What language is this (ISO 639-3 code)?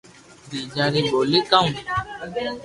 lrk